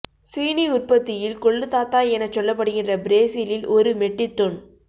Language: Tamil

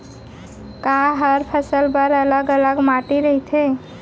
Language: Chhattisgarhi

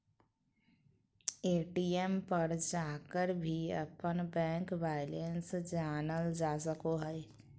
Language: Magahi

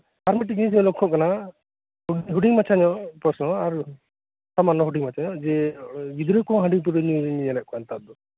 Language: Santali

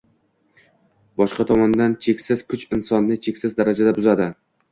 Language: Uzbek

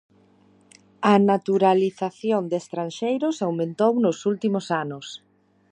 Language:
Galician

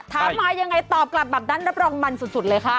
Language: Thai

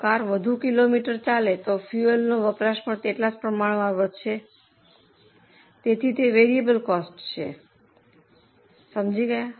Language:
Gujarati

